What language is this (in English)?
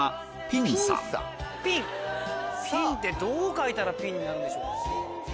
Japanese